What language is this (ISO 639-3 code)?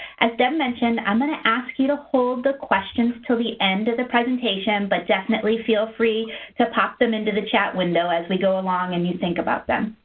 eng